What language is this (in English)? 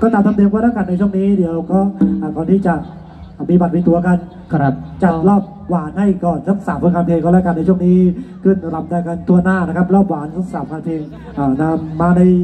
Thai